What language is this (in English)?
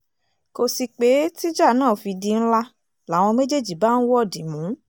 Yoruba